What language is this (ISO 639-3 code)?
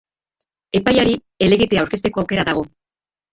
eus